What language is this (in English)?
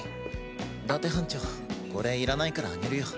Japanese